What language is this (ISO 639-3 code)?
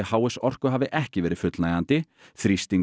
isl